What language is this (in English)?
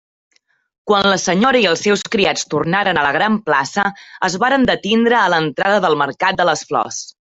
Catalan